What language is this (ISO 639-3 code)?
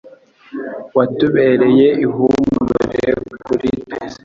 kin